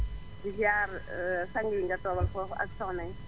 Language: Wolof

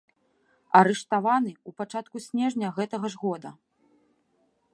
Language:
Belarusian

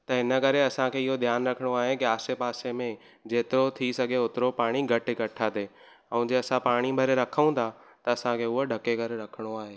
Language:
Sindhi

